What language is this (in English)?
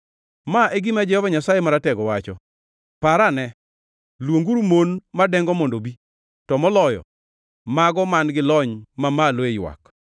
Luo (Kenya and Tanzania)